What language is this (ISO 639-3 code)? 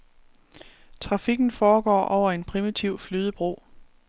dan